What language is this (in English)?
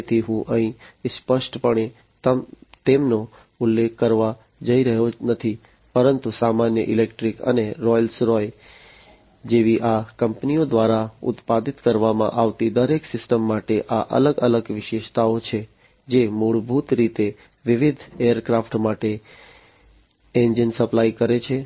Gujarati